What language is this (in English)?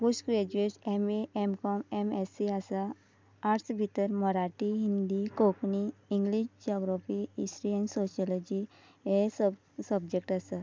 Konkani